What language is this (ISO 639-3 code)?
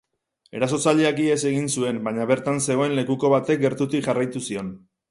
eus